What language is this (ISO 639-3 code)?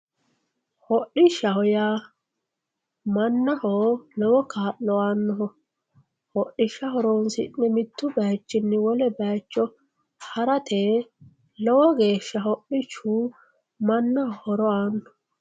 sid